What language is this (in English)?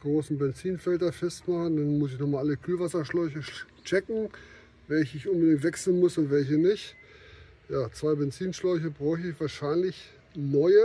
German